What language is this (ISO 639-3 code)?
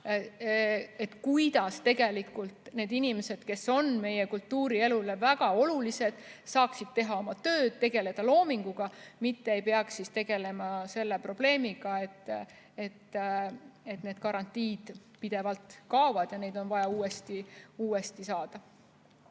est